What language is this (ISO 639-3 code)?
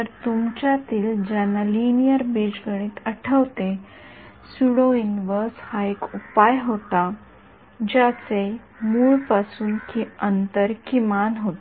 mar